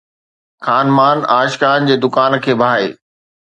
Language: Sindhi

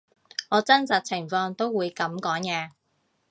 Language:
Cantonese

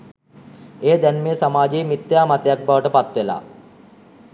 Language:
Sinhala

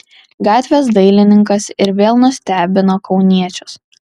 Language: Lithuanian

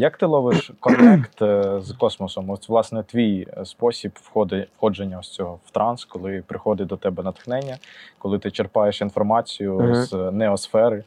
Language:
Ukrainian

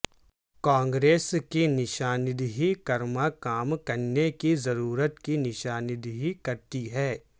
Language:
Urdu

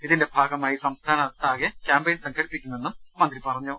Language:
Malayalam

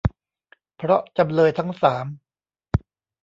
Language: Thai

